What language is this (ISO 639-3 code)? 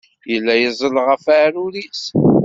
kab